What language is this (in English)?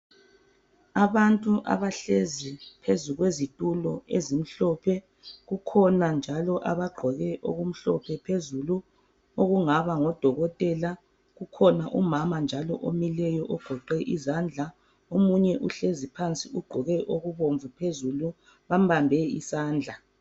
North Ndebele